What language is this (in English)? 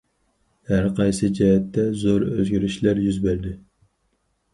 Uyghur